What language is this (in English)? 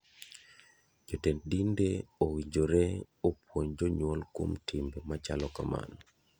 Luo (Kenya and Tanzania)